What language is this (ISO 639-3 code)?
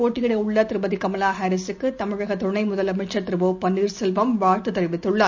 tam